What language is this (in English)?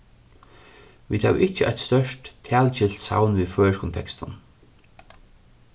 Faroese